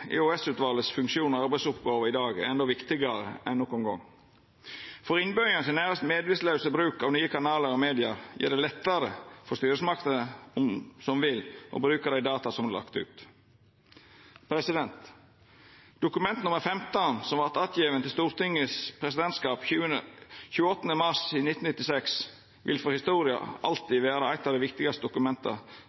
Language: Norwegian Nynorsk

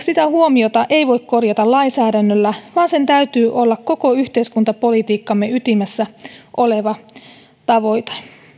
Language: Finnish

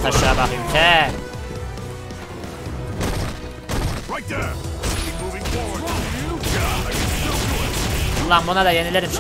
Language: Turkish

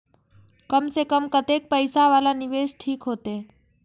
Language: Maithili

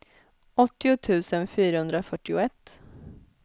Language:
Swedish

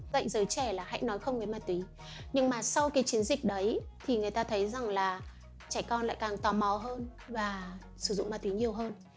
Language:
Vietnamese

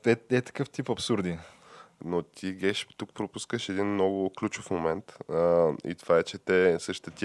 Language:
Bulgarian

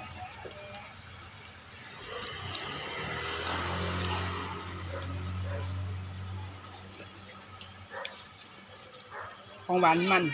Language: Thai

